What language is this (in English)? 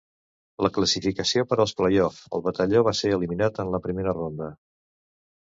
Catalan